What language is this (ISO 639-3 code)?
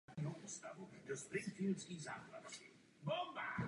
ces